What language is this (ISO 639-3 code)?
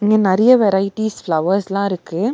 tam